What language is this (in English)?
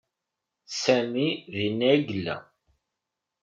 Kabyle